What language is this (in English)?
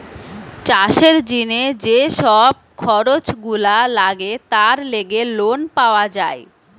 Bangla